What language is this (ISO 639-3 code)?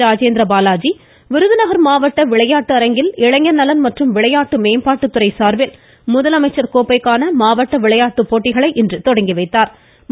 tam